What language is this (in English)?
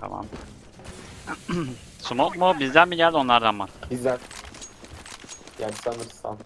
Turkish